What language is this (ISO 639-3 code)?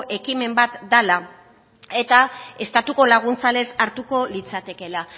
eus